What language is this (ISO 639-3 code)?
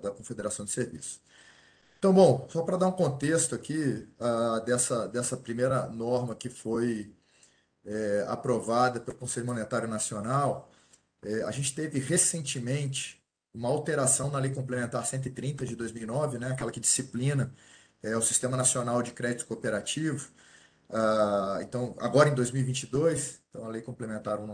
por